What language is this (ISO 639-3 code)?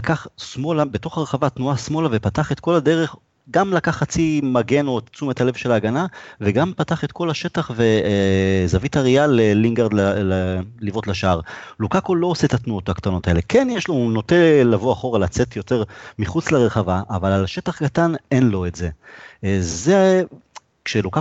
heb